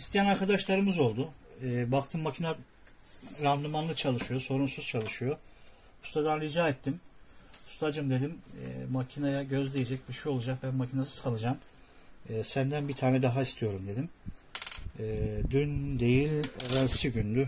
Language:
Turkish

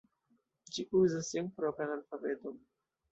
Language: Esperanto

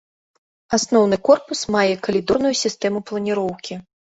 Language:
Belarusian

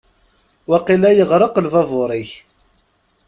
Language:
Kabyle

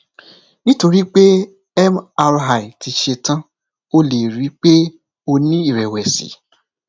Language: Yoruba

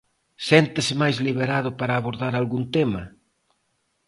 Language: Galician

